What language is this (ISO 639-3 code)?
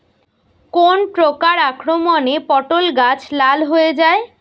ben